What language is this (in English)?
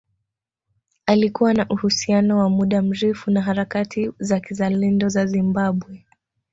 Swahili